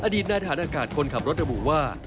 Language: Thai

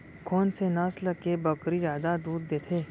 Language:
Chhattisgarhi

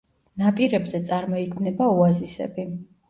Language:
Georgian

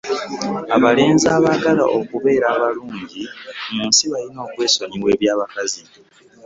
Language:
Ganda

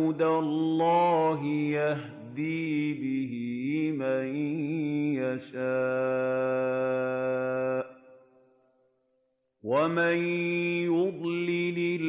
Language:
Arabic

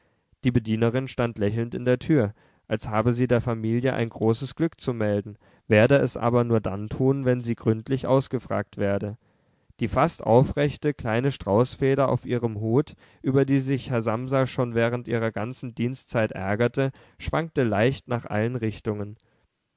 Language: German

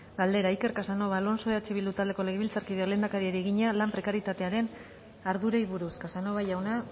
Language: Basque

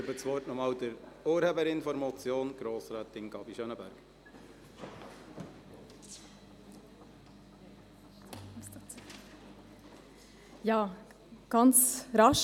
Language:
Swiss German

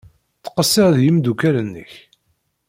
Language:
Kabyle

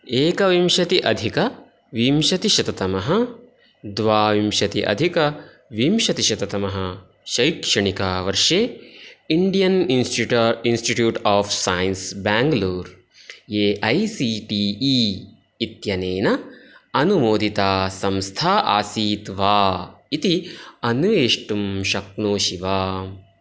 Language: Sanskrit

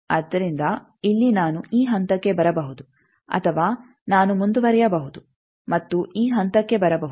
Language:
Kannada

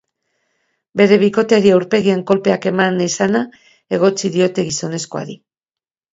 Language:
Basque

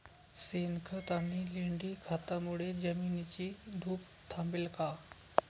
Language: Marathi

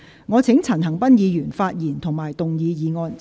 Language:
Cantonese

